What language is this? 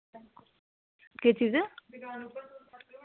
Dogri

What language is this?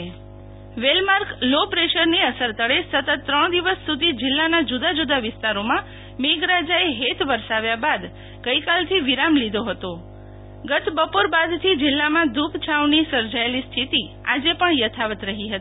Gujarati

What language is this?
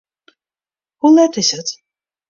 Western Frisian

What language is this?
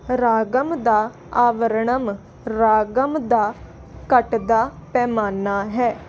Punjabi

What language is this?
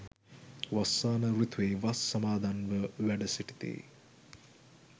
Sinhala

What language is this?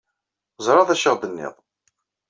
Kabyle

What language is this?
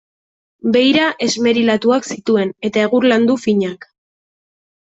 Basque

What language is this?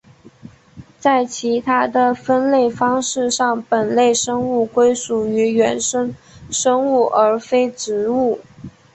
Chinese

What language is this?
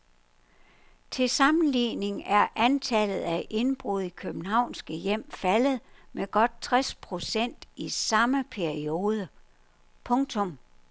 Danish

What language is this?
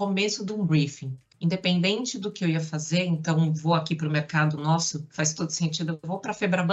Portuguese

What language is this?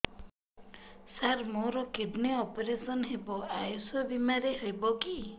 Odia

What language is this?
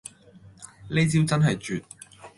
Cantonese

